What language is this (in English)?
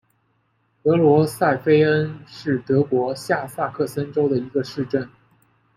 Chinese